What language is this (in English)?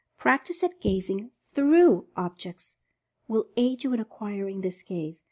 English